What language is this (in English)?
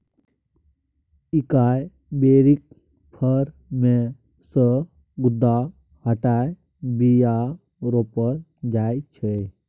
Maithili